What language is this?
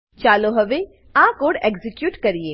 Gujarati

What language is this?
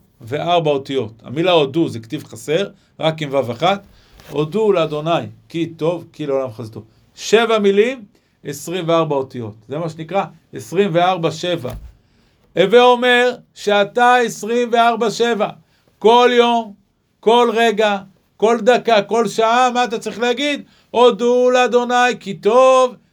Hebrew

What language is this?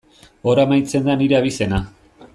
Basque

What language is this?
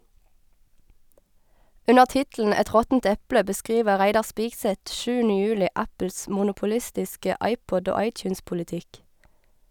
Norwegian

